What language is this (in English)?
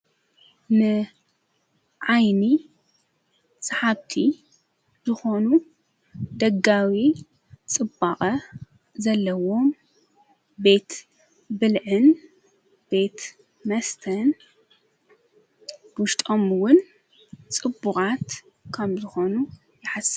Tigrinya